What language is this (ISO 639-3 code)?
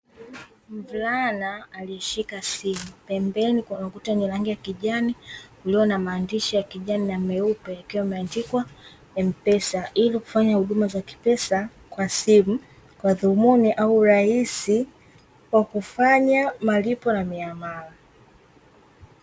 swa